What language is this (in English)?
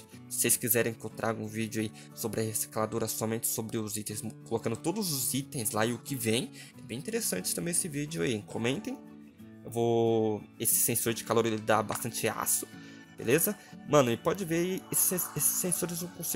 Portuguese